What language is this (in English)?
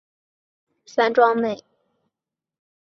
Chinese